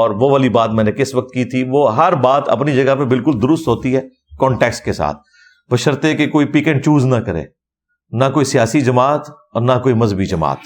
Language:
Urdu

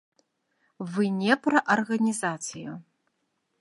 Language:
Belarusian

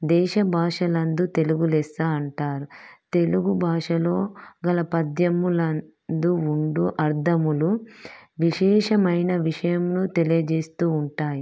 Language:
Telugu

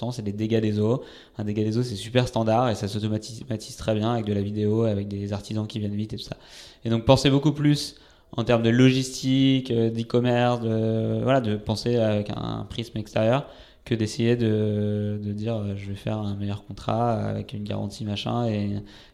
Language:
French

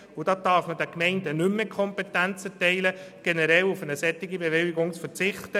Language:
Swiss German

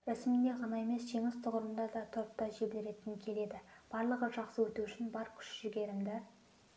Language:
Kazakh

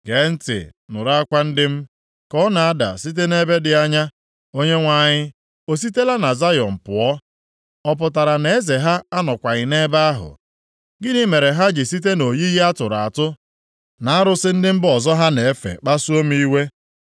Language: Igbo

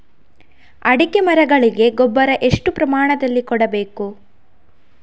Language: Kannada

